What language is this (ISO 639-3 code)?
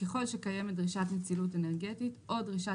heb